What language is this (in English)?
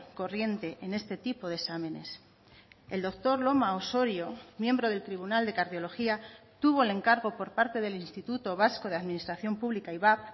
Spanish